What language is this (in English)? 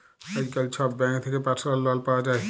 Bangla